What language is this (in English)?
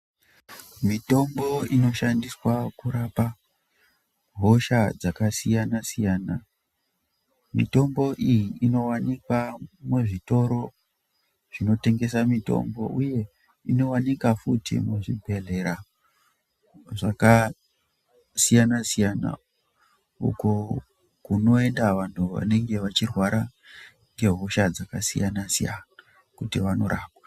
Ndau